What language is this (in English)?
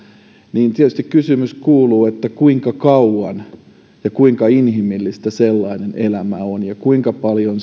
Finnish